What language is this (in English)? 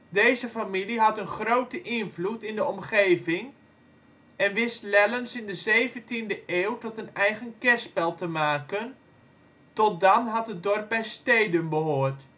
Dutch